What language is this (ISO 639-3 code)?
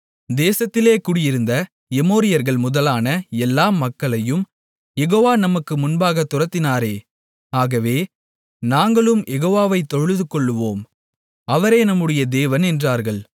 tam